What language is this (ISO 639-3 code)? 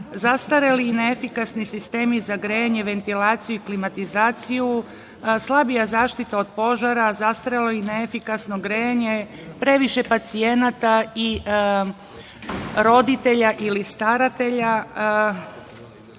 srp